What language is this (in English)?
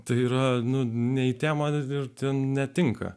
Lithuanian